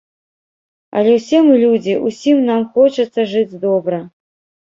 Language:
Belarusian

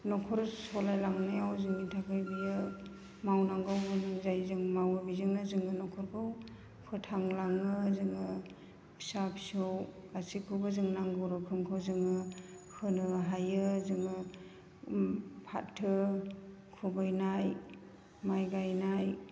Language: Bodo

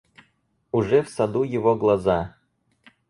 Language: Russian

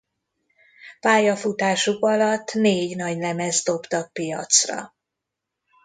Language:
Hungarian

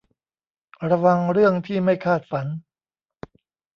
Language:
Thai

